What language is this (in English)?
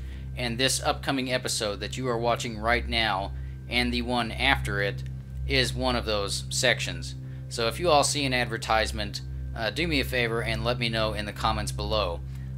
English